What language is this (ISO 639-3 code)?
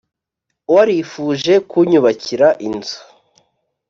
kin